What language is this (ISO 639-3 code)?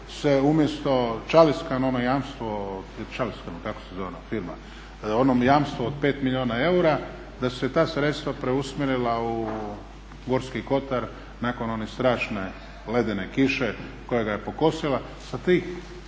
hrv